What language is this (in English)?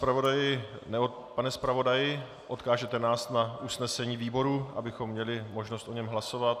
Czech